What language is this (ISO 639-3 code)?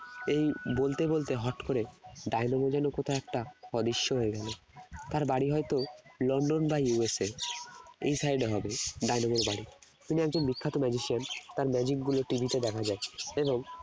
ben